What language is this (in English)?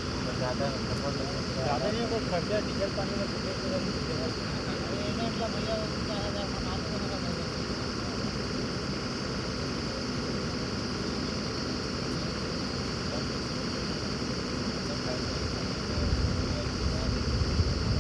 Norwegian